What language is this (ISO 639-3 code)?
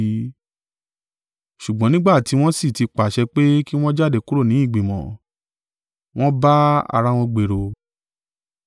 yor